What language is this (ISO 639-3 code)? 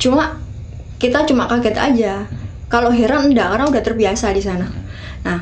ind